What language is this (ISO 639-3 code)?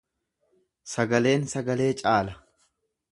orm